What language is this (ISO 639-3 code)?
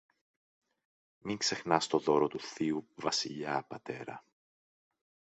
ell